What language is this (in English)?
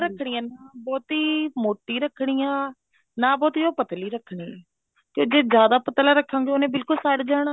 Punjabi